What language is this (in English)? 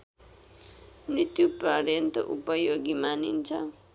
Nepali